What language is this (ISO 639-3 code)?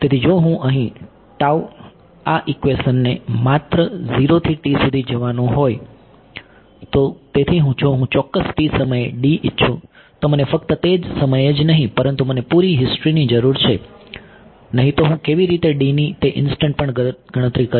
guj